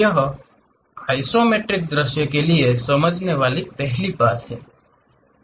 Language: Hindi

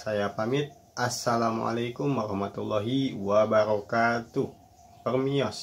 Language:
Indonesian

